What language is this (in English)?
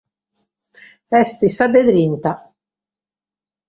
Sardinian